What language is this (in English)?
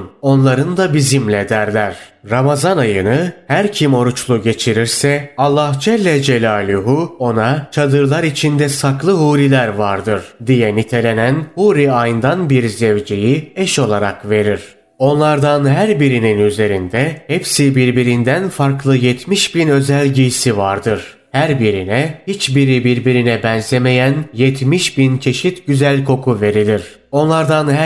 Turkish